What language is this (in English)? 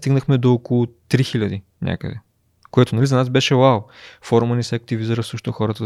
Bulgarian